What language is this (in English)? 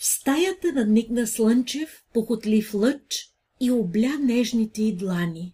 Bulgarian